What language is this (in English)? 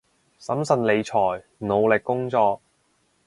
Cantonese